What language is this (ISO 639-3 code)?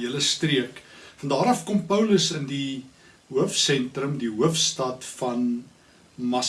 nld